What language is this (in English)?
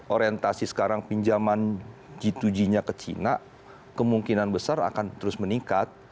Indonesian